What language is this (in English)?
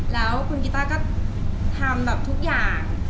Thai